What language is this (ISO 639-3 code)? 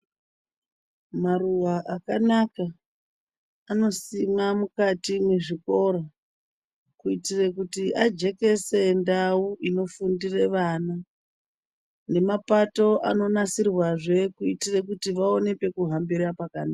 ndc